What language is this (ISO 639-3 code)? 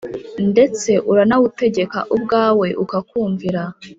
kin